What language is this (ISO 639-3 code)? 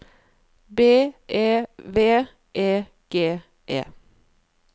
nor